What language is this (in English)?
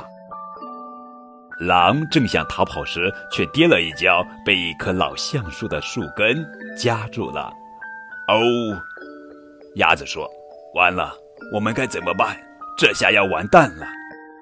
Chinese